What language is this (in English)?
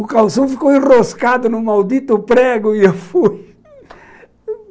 Portuguese